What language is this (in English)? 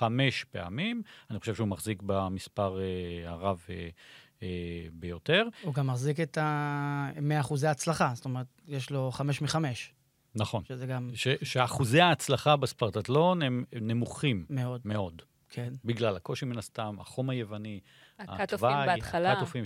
Hebrew